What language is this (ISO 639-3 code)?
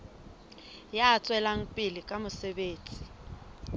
sot